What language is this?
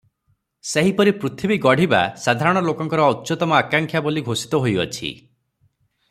Odia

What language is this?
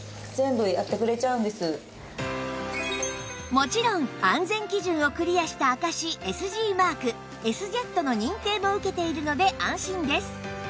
Japanese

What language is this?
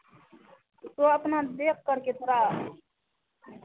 Hindi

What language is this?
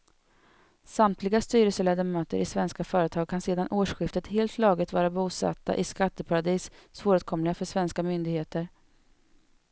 Swedish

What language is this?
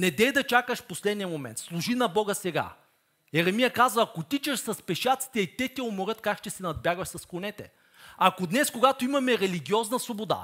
Bulgarian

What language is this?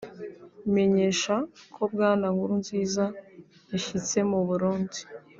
Kinyarwanda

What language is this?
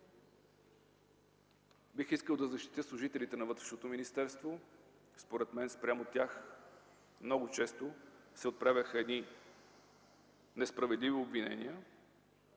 Bulgarian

